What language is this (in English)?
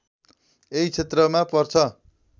Nepali